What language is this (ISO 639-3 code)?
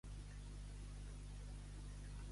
cat